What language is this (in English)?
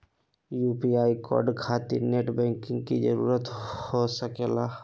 Magahi